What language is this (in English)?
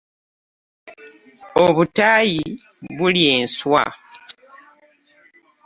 Ganda